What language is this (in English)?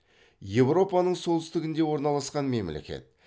Kazakh